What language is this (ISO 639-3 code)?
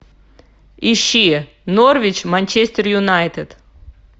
rus